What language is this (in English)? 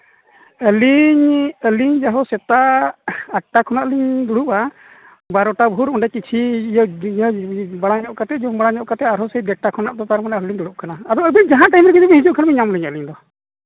Santali